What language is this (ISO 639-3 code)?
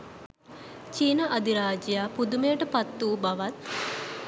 sin